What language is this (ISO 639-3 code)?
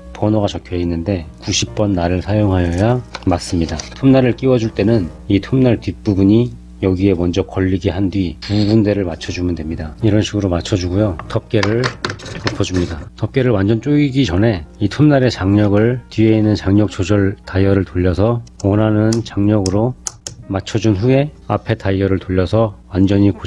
kor